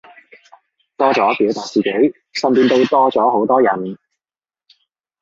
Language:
Cantonese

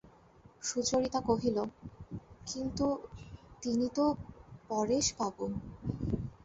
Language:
Bangla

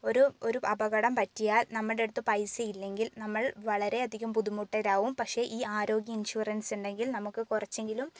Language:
Malayalam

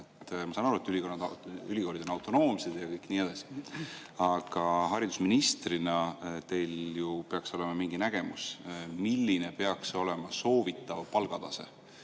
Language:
Estonian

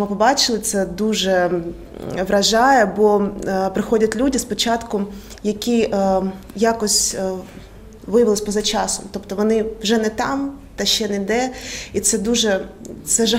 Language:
Ukrainian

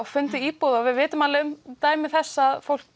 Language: Icelandic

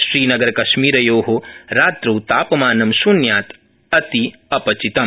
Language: Sanskrit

